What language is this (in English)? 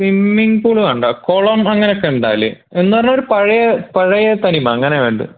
Malayalam